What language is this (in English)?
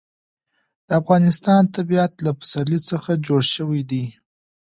Pashto